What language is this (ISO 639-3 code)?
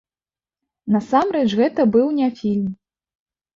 bel